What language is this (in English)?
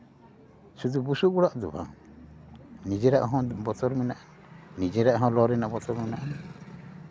Santali